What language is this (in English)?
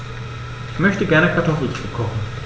German